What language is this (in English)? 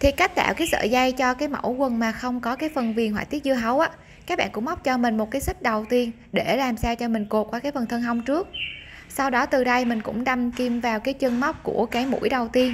Vietnamese